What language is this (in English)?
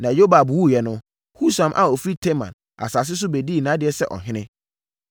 Akan